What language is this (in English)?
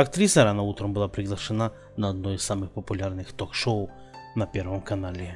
Russian